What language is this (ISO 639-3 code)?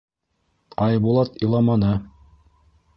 bak